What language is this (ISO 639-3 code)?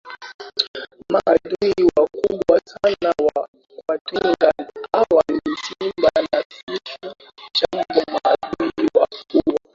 swa